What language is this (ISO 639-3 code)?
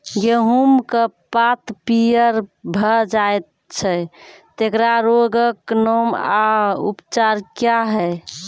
mai